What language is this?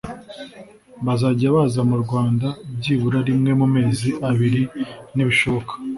Kinyarwanda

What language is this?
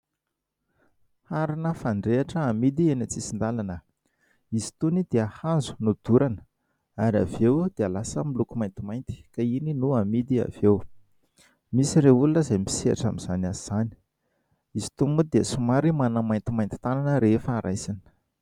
Malagasy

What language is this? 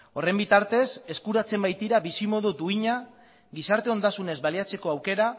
Basque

